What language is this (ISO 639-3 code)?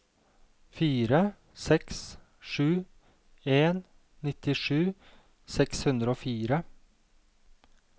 nor